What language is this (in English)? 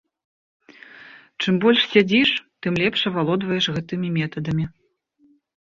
Belarusian